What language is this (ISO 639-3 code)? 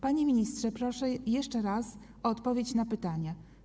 pol